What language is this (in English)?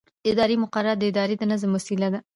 Pashto